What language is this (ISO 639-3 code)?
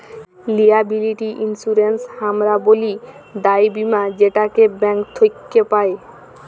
ben